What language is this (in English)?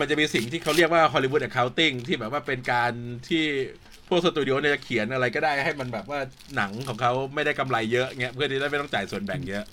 Thai